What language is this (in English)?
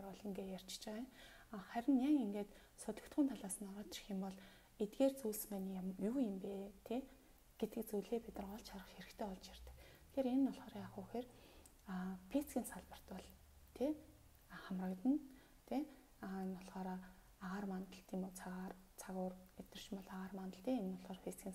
Romanian